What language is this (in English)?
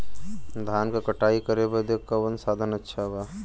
Bhojpuri